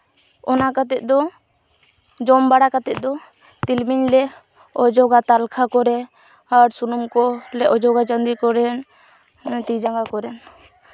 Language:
Santali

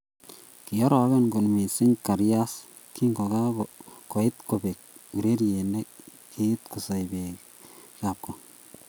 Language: Kalenjin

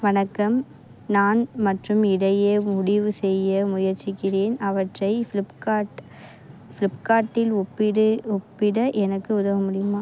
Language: Tamil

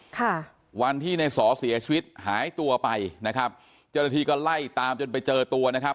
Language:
Thai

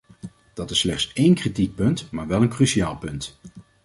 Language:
Dutch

